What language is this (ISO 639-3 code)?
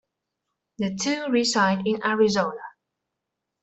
eng